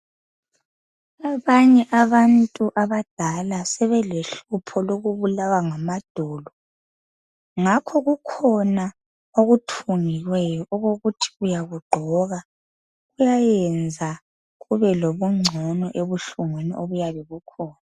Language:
North Ndebele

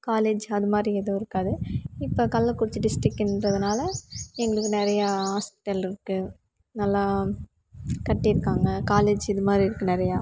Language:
Tamil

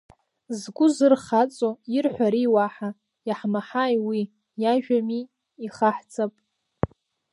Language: Abkhazian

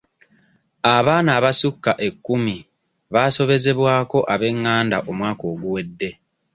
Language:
Ganda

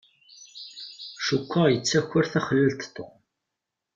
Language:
Kabyle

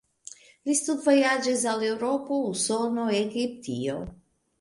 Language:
Esperanto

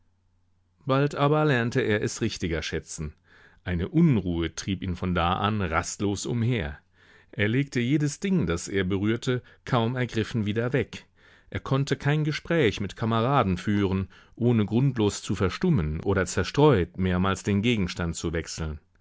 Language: German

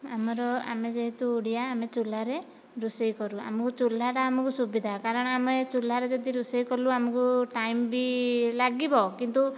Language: Odia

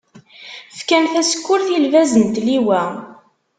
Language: Kabyle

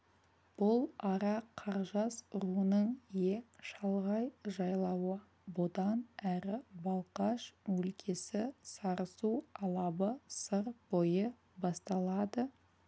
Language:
Kazakh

